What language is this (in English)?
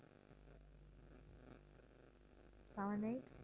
Tamil